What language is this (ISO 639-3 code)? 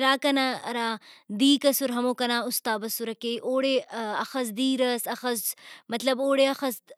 brh